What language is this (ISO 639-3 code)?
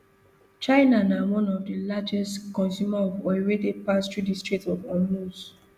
pcm